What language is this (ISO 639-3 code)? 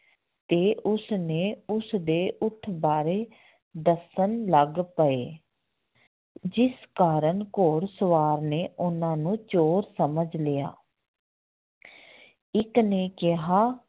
pan